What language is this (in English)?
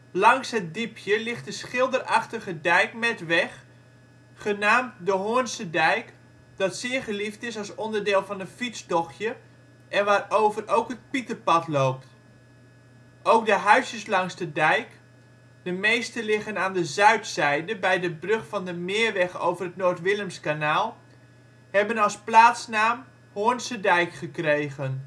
Dutch